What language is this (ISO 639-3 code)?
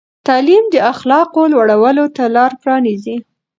pus